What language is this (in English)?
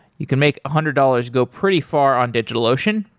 English